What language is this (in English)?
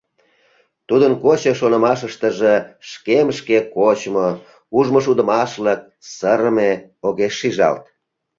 Mari